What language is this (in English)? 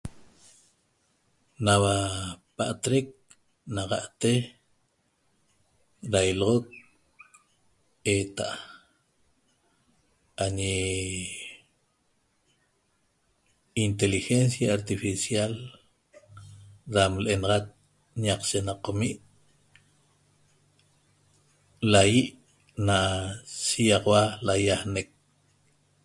Toba